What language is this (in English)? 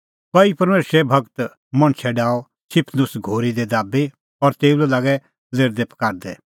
Kullu Pahari